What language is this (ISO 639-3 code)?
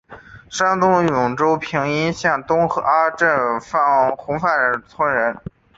zho